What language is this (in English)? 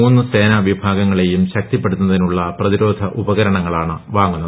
Malayalam